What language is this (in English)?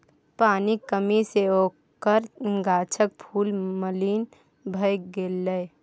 Maithili